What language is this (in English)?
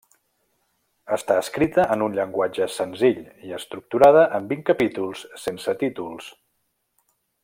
Catalan